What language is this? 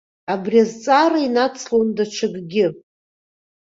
Abkhazian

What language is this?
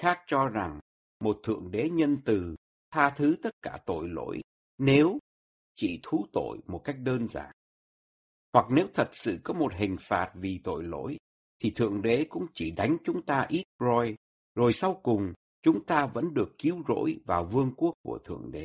Vietnamese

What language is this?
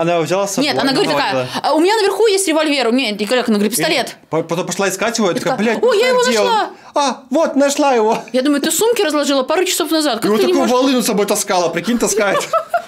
Russian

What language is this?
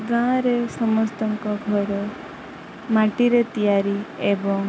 Odia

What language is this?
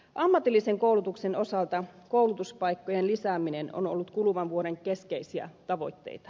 Finnish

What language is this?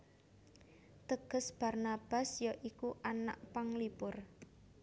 Javanese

